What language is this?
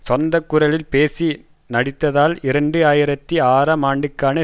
Tamil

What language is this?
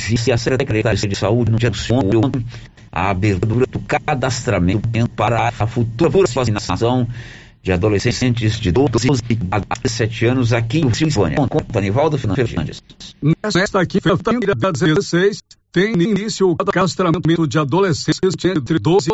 Portuguese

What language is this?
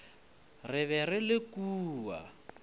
Northern Sotho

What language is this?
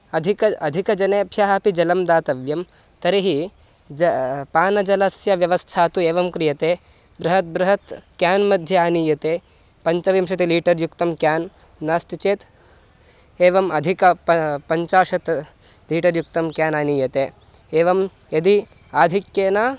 Sanskrit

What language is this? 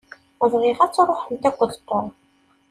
Kabyle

